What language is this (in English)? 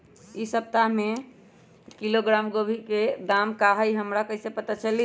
Magahi